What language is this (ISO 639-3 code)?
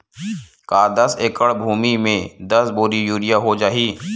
hne